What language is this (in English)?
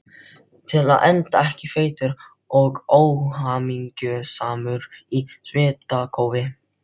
Icelandic